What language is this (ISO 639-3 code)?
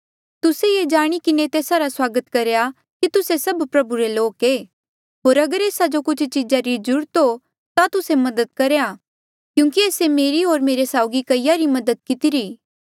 mjl